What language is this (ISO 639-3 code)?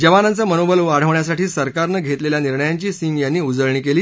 mar